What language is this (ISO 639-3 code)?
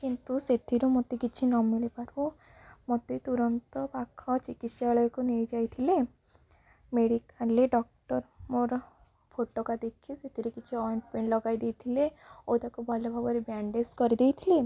ori